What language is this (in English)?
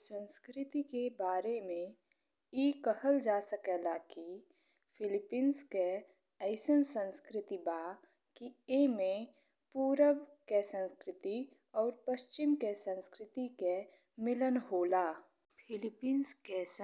Bhojpuri